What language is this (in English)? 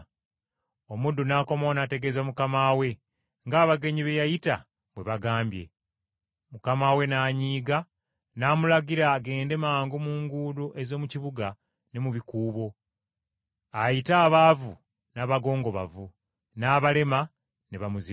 Ganda